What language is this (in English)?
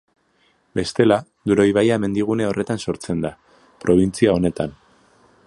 Basque